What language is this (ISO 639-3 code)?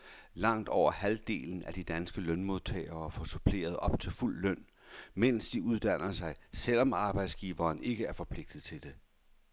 dan